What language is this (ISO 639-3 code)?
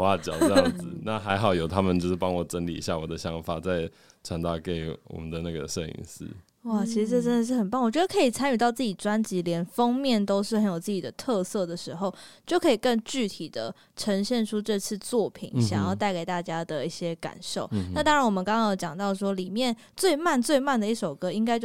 zho